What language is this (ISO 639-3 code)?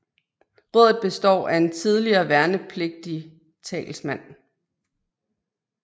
dan